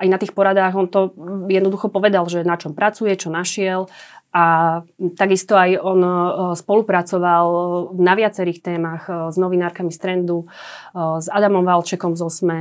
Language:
Slovak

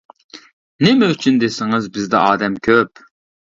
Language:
Uyghur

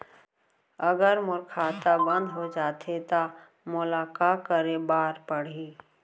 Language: Chhattisgarhi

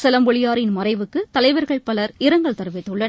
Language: Tamil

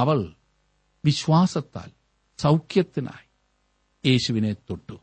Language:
Malayalam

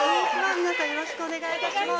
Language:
Japanese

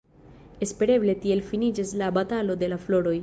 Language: Esperanto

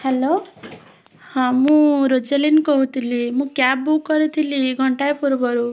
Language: Odia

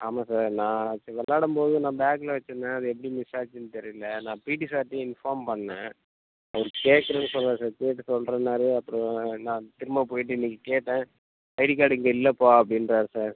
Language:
Tamil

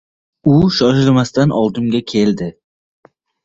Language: Uzbek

